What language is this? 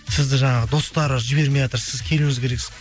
Kazakh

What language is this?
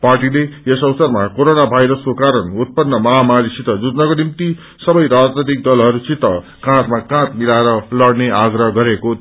Nepali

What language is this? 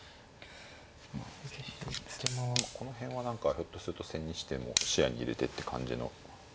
Japanese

